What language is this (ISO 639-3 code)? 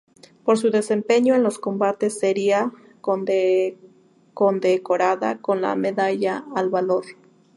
spa